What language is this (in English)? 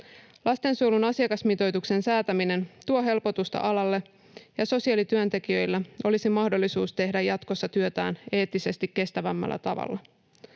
Finnish